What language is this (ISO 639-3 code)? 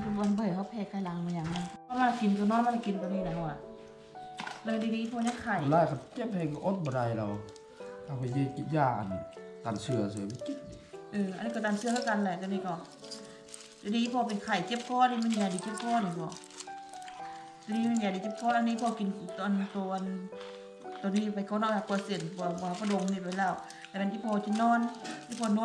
tha